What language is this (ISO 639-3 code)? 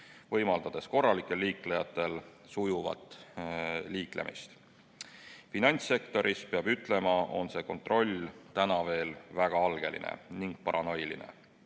est